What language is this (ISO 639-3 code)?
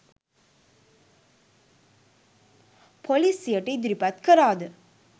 sin